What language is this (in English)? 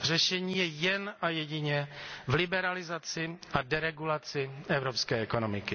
Czech